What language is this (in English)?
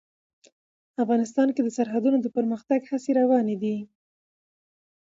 Pashto